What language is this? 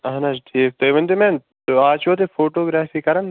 Kashmiri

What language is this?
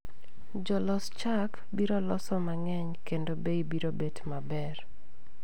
Luo (Kenya and Tanzania)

